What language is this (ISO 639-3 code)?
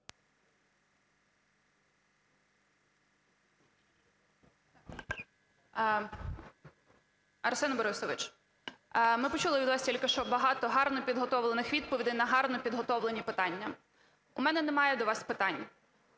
ukr